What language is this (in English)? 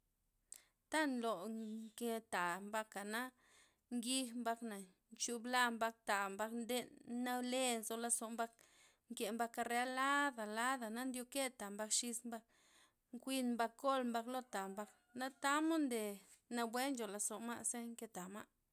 Loxicha Zapotec